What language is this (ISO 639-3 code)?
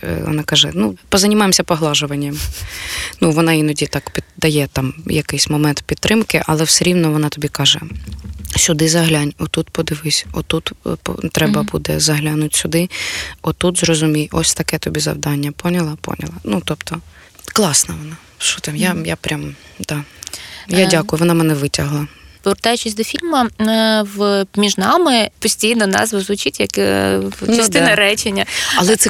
ukr